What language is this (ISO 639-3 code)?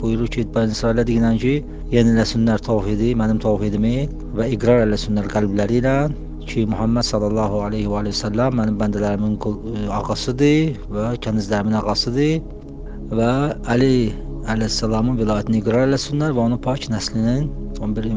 tur